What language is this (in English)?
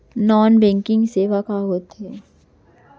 Chhattisgarhi